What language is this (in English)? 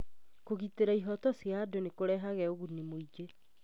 Kikuyu